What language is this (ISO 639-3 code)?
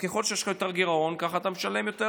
heb